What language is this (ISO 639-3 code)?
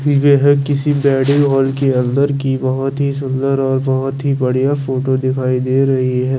hin